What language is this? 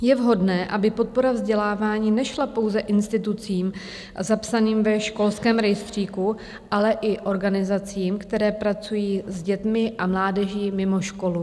Czech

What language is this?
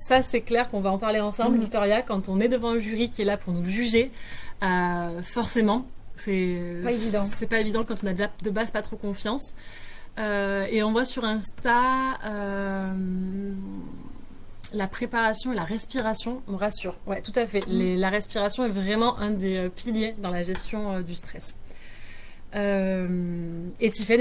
French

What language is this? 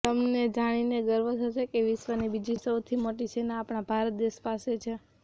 Gujarati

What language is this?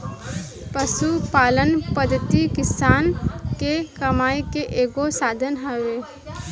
Bhojpuri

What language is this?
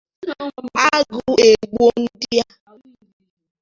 Igbo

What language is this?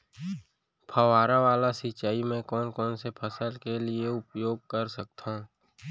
Chhattisgarhi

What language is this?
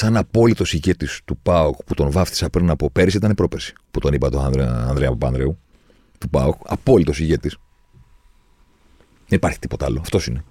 Greek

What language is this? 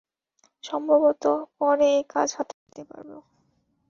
Bangla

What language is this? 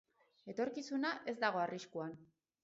Basque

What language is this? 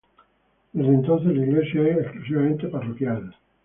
Spanish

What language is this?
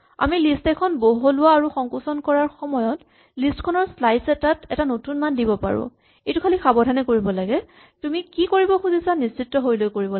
Assamese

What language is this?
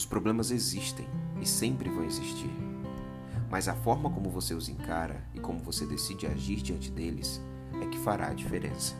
Portuguese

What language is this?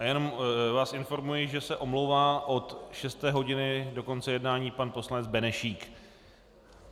Czech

